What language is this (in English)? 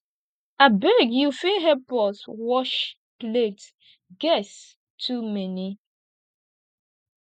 Nigerian Pidgin